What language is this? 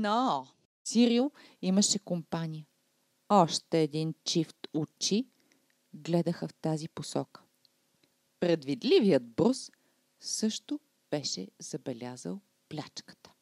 Bulgarian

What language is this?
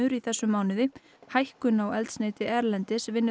Icelandic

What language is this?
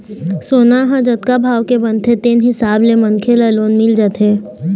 Chhattisgarhi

